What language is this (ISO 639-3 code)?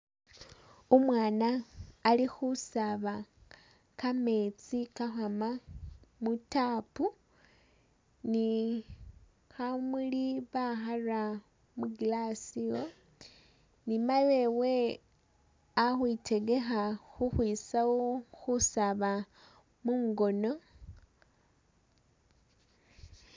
myx